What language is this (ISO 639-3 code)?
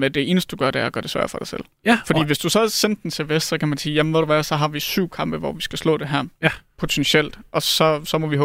dan